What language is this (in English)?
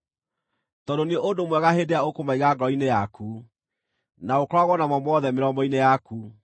Kikuyu